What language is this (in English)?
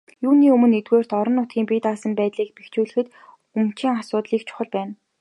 Mongolian